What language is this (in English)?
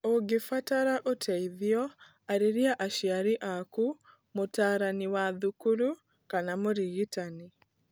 Kikuyu